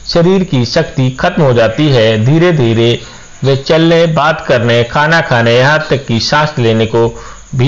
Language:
Hindi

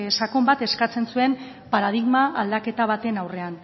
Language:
Basque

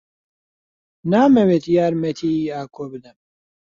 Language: Central Kurdish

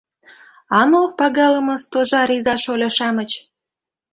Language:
Mari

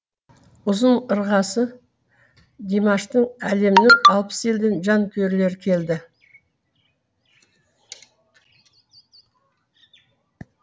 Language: Kazakh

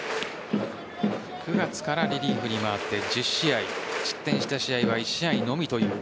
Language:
Japanese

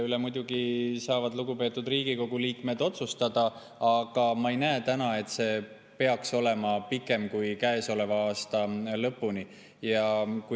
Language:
Estonian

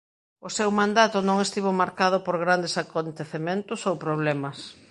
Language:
Galician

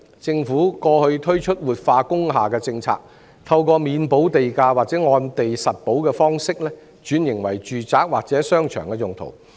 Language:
Cantonese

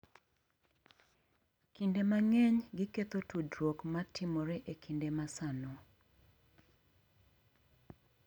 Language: Luo (Kenya and Tanzania)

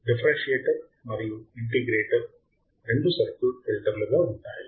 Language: Telugu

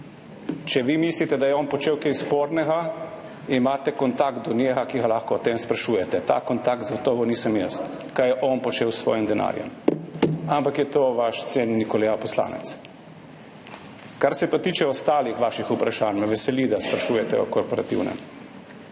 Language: Slovenian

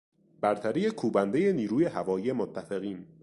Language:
Persian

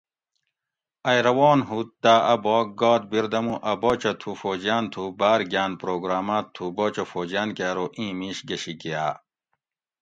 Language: Gawri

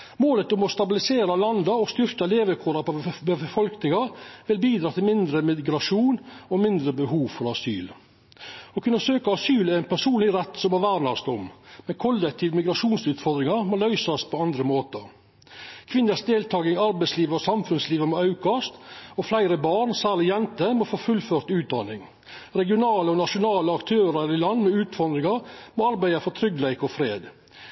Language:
Norwegian Nynorsk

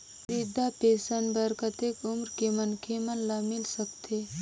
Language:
Chhattisgarhi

